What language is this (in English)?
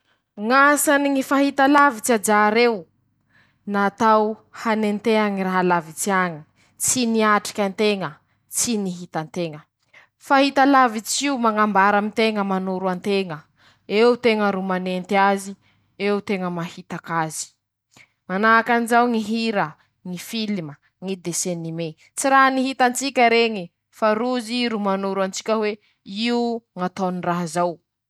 Masikoro Malagasy